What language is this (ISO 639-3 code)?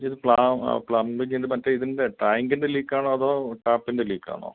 mal